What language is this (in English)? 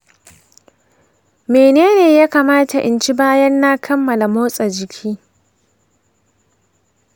Hausa